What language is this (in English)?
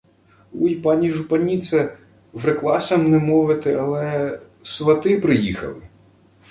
Ukrainian